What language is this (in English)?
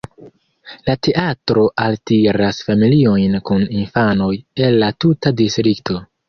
Esperanto